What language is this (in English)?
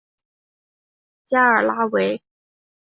Chinese